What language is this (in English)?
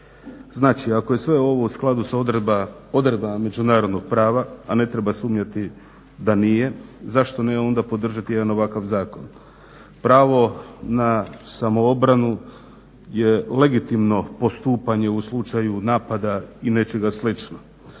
Croatian